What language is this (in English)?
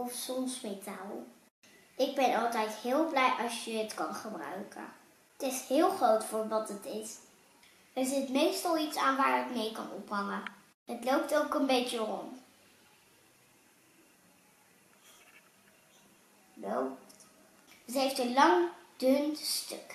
Dutch